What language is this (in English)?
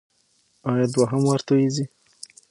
Pashto